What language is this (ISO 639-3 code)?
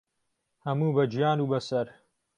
ckb